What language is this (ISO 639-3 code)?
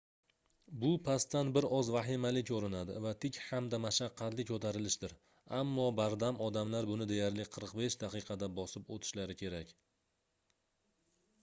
uzb